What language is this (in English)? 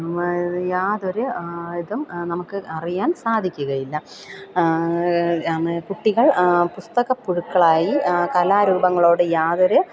Malayalam